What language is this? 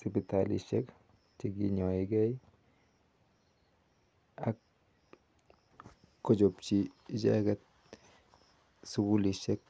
Kalenjin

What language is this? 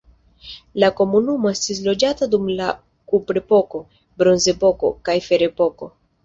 Esperanto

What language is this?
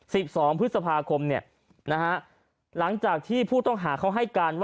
Thai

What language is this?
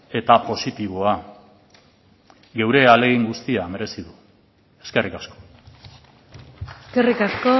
Basque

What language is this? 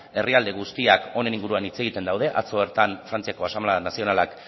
Basque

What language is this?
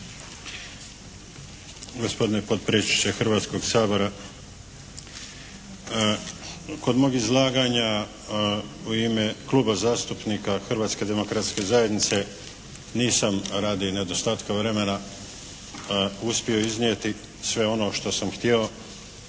Croatian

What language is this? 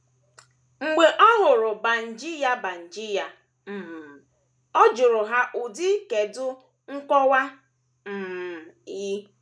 Igbo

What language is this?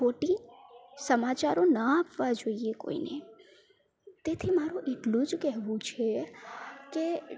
Gujarati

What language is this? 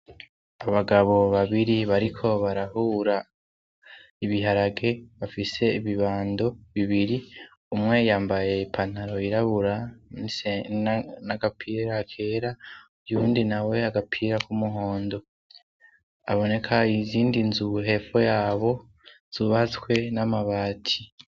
Rundi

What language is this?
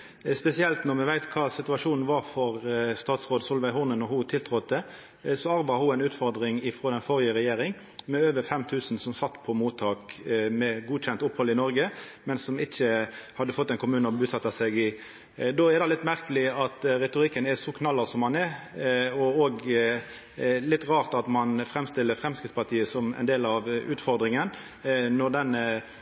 Norwegian Nynorsk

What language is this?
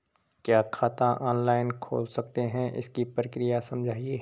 Hindi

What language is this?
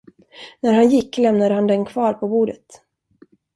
Swedish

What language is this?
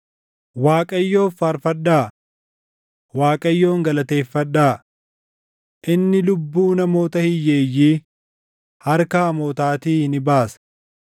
Oromo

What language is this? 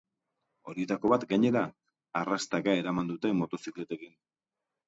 Basque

